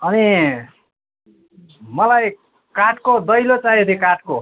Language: Nepali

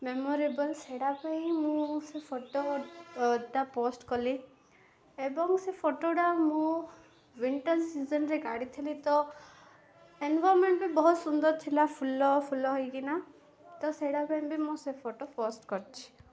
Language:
Odia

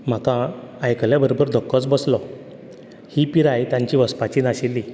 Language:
Konkani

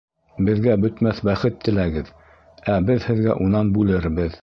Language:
Bashkir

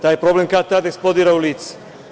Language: Serbian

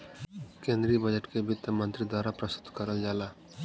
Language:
Bhojpuri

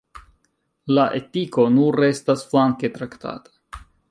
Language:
Esperanto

